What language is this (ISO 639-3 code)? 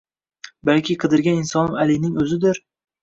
uzb